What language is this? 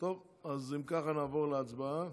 Hebrew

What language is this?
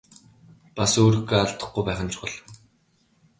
Mongolian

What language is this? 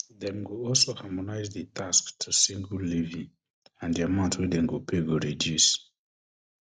Nigerian Pidgin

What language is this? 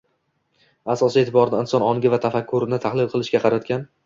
Uzbek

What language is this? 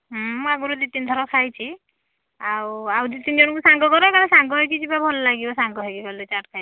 Odia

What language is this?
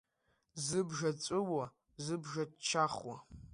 Abkhazian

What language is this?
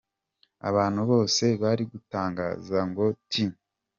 Kinyarwanda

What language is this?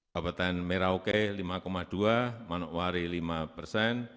Indonesian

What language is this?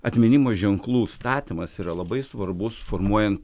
Lithuanian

